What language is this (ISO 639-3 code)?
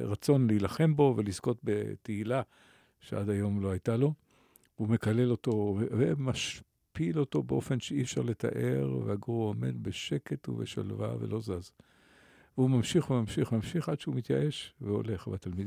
heb